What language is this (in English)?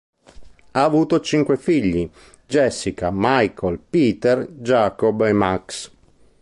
Italian